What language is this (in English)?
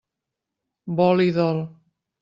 Catalan